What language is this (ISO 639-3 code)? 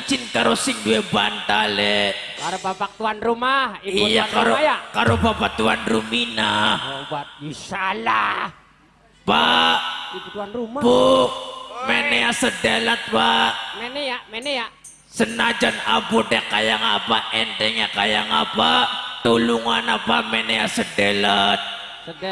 ind